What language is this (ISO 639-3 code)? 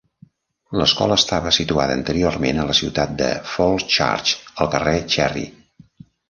cat